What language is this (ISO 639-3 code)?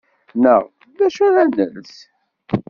kab